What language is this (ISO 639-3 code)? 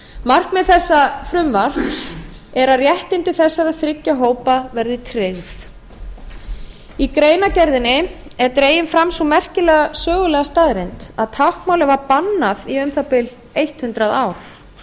isl